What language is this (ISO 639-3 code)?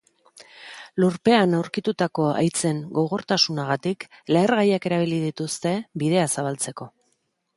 eus